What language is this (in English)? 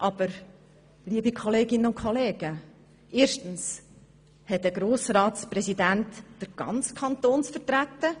Swiss German